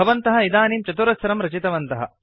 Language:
Sanskrit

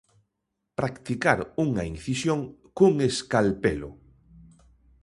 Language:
Galician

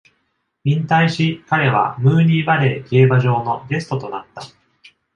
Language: Japanese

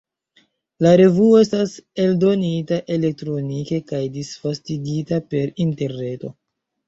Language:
Esperanto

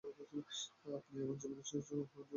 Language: Bangla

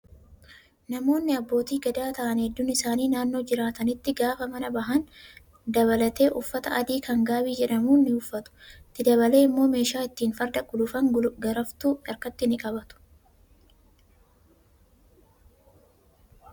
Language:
Oromo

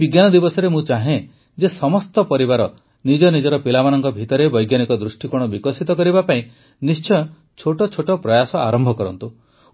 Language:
Odia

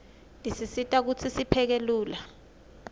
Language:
Swati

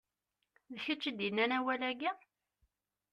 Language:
Kabyle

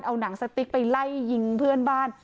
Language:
Thai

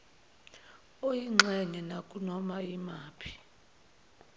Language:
Zulu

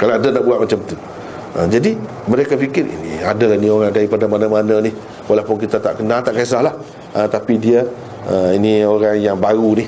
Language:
Malay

